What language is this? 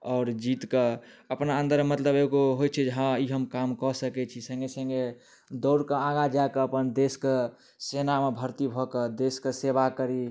Maithili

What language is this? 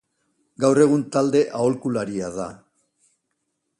Basque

